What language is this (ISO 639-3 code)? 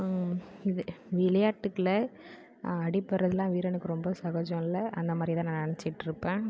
tam